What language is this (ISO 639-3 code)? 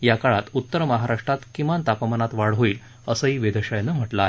mar